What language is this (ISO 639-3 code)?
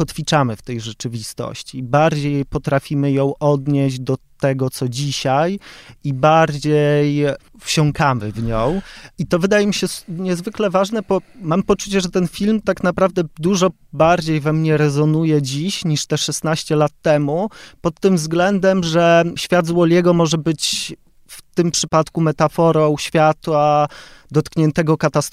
pol